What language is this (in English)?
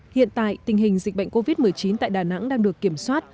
Vietnamese